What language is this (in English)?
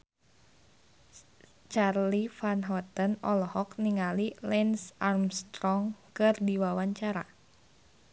Sundanese